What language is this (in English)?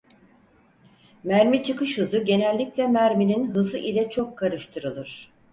Turkish